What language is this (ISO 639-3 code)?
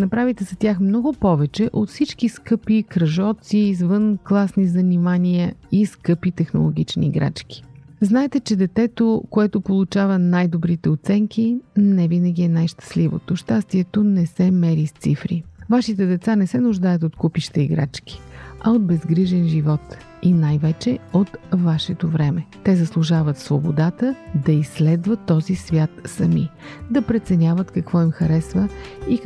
bul